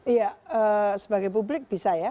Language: Indonesian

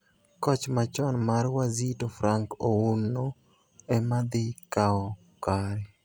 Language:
Luo (Kenya and Tanzania)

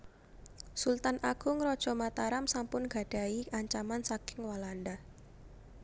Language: Javanese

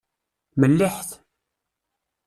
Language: Kabyle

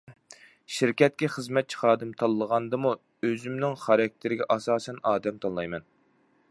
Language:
Uyghur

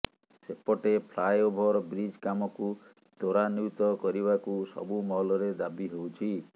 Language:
Odia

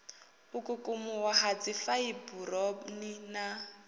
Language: Venda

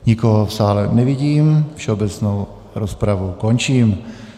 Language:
Czech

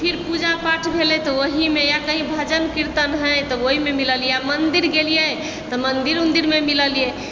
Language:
Maithili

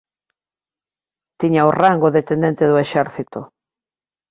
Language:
Galician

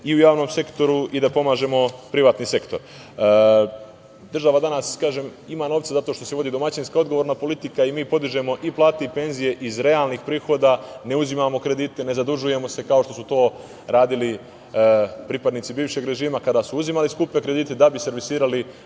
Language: Serbian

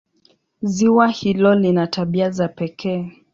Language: Swahili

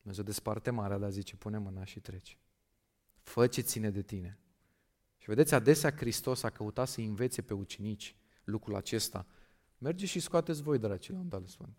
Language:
Romanian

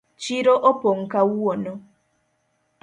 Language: Luo (Kenya and Tanzania)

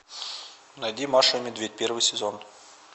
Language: Russian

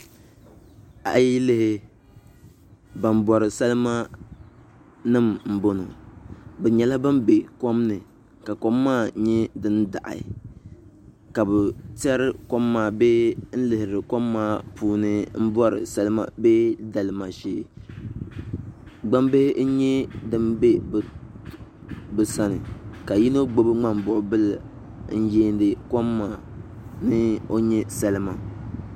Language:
Dagbani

